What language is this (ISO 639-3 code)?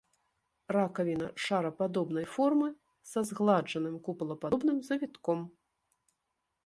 bel